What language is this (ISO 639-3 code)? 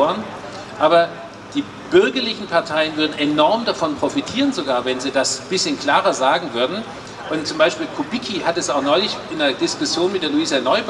deu